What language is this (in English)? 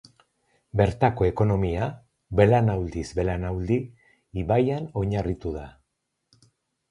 Basque